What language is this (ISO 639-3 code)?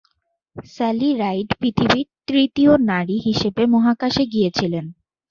ben